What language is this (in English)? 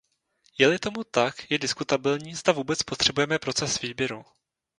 Czech